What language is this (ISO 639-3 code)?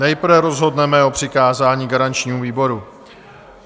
ces